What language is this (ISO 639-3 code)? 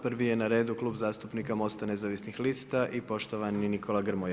hrv